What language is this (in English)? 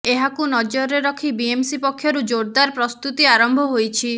Odia